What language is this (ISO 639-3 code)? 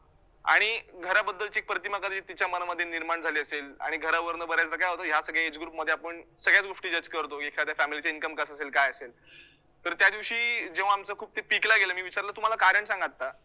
mar